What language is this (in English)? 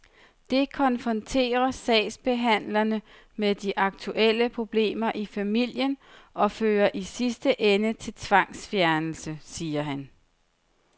Danish